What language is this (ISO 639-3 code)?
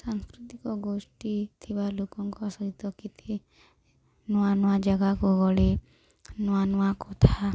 ori